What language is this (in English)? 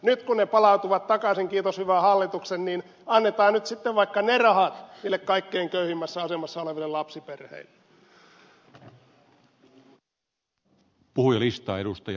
Finnish